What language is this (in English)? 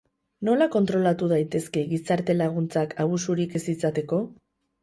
Basque